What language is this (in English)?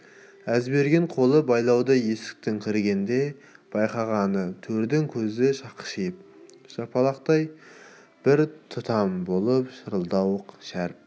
Kazakh